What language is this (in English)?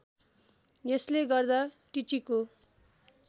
Nepali